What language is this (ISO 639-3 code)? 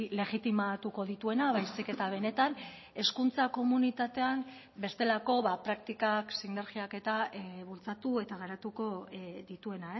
eus